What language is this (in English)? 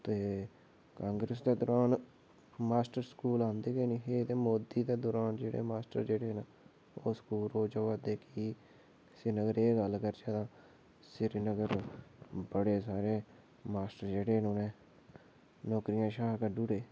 Dogri